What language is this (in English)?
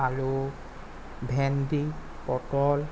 Assamese